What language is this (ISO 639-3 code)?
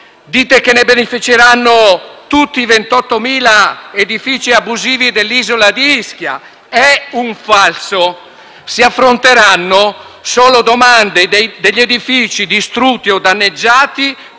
ita